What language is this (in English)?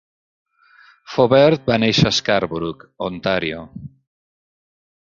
Catalan